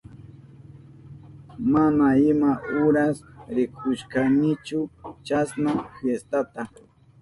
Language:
Southern Pastaza Quechua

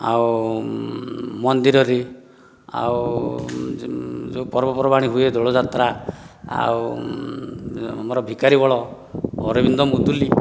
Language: Odia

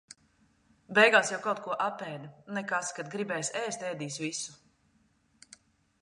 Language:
Latvian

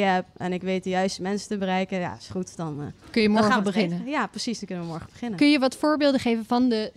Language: Dutch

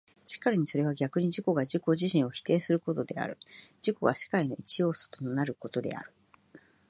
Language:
Japanese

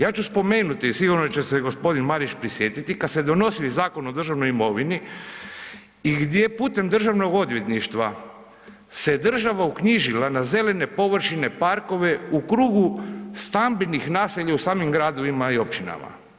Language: Croatian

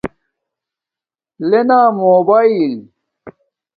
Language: Domaaki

